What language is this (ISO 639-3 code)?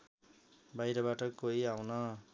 nep